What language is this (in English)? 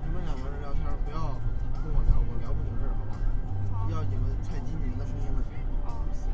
Chinese